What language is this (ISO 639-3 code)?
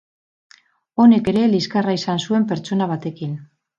eus